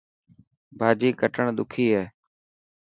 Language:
Dhatki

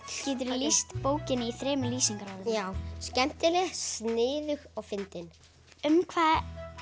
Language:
Icelandic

